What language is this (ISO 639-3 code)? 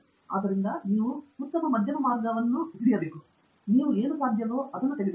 kan